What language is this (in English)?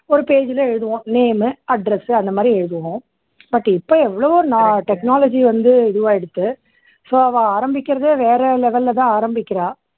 Tamil